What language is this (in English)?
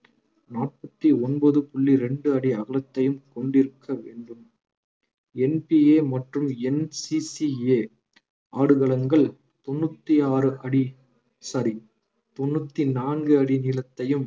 Tamil